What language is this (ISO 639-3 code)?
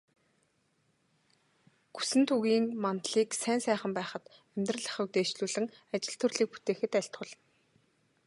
mon